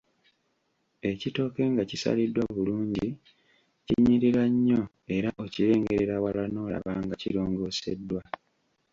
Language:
Ganda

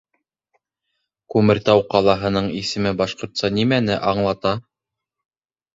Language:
Bashkir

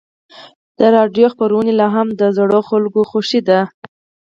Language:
Pashto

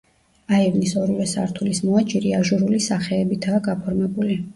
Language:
Georgian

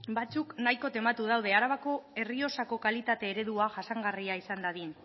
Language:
Basque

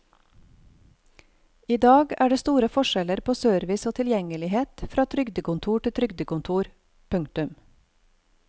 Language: Norwegian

